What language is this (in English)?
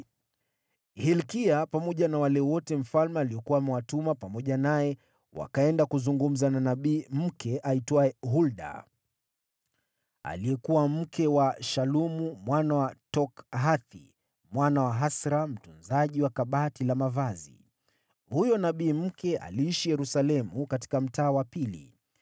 Swahili